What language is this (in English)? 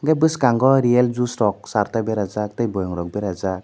Kok Borok